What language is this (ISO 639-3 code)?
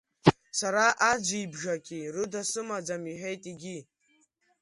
abk